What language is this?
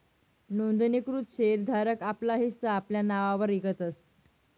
Marathi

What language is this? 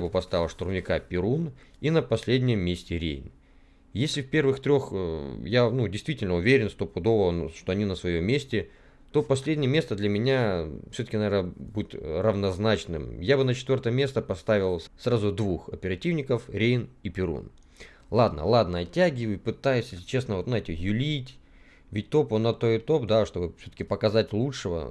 Russian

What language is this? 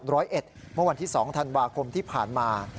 Thai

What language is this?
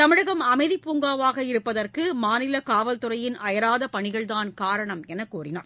Tamil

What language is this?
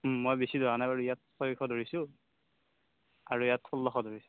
Assamese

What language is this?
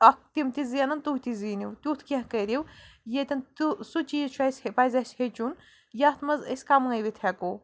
Kashmiri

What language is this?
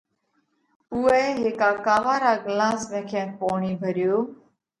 Parkari Koli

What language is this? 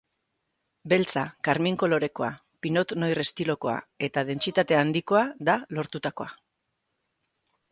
Basque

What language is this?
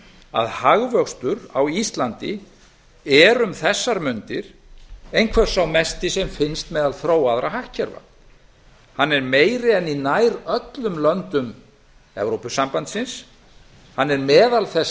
Icelandic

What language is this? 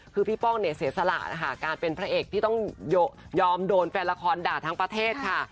Thai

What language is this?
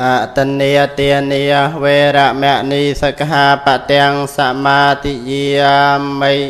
Thai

